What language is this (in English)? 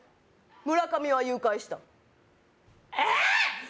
Japanese